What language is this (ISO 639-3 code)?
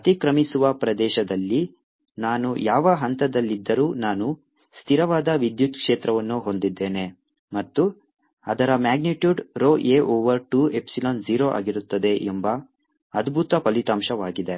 kan